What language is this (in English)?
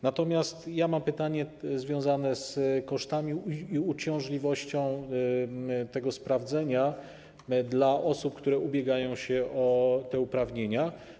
Polish